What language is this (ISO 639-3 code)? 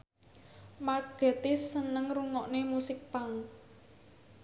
jav